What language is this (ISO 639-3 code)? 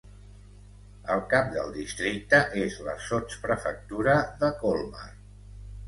cat